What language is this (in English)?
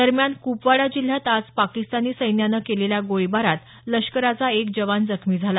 Marathi